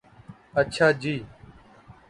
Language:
Urdu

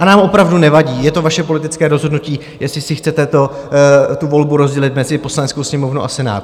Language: Czech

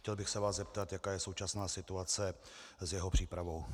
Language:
Czech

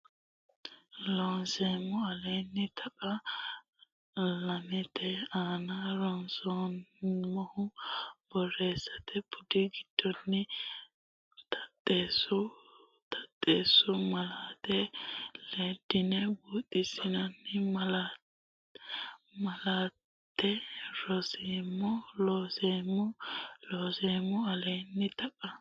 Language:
Sidamo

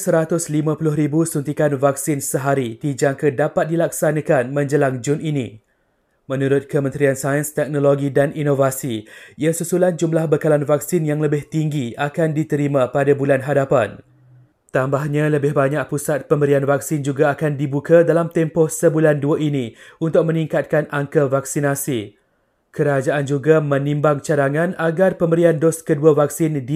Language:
Malay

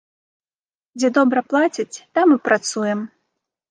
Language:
Belarusian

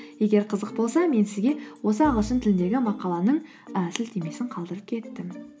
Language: Kazakh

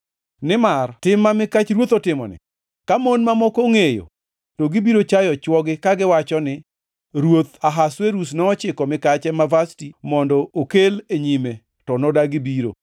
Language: Luo (Kenya and Tanzania)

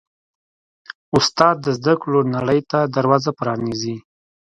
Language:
Pashto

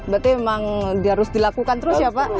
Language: Indonesian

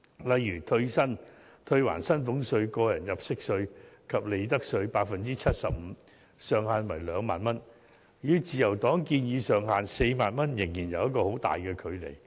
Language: Cantonese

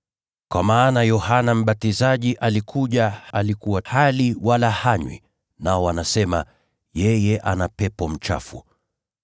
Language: Swahili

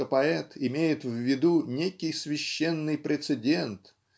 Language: Russian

